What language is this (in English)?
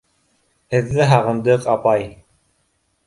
Bashkir